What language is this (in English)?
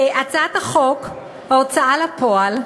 Hebrew